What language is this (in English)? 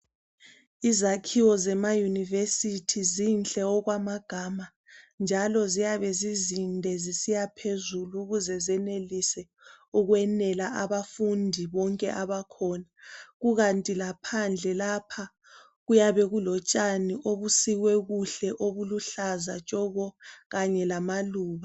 North Ndebele